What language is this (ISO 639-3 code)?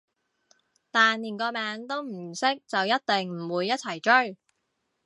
yue